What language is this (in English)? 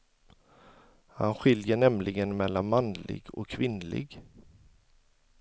Swedish